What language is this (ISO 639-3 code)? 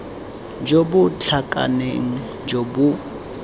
tsn